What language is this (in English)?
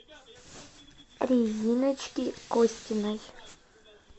Russian